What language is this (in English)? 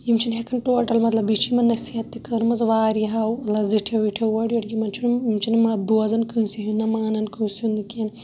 Kashmiri